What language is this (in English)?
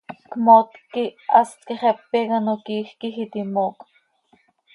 Seri